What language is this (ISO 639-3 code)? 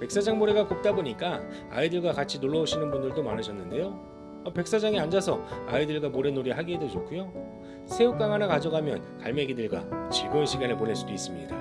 kor